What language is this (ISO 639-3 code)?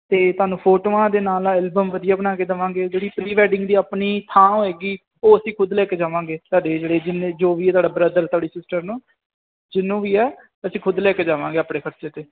pan